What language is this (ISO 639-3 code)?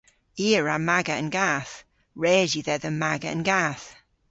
cor